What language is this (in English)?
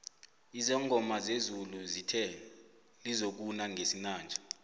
South Ndebele